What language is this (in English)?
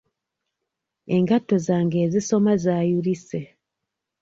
Ganda